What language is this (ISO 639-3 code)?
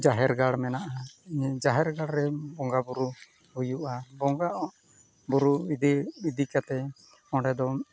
sat